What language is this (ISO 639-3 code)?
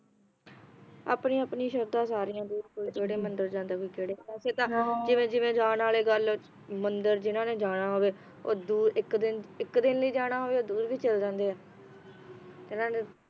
pan